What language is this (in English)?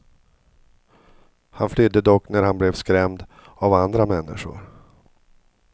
Swedish